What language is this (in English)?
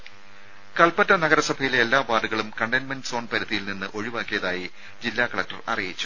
Malayalam